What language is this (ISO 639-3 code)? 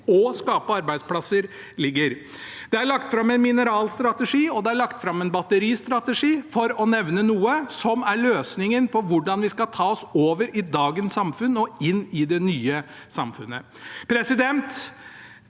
nor